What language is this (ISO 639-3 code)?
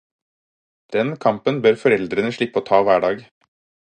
nob